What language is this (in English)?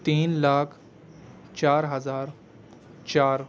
Urdu